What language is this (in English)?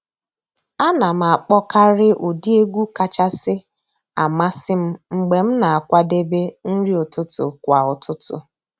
Igbo